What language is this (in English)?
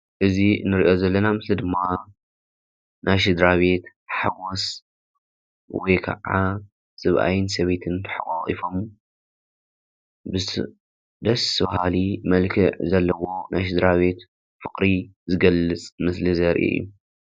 Tigrinya